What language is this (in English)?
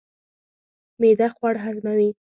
Pashto